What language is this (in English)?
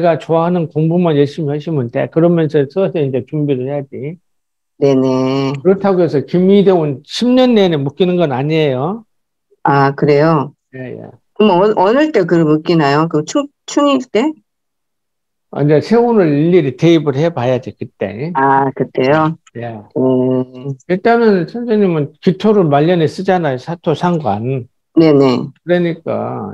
Korean